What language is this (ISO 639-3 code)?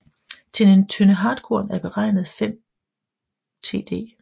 dan